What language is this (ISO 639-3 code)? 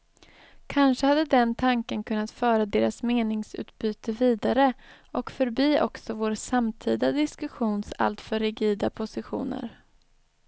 swe